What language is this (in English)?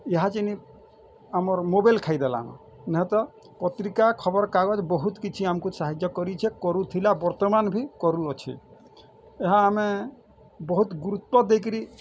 Odia